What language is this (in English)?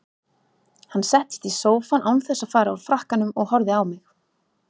Icelandic